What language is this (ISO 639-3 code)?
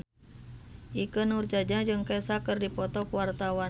sun